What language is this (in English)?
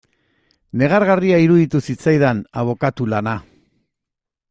Basque